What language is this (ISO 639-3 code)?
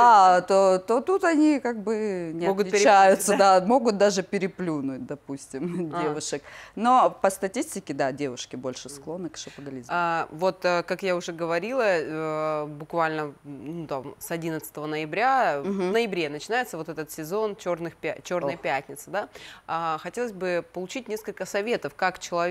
rus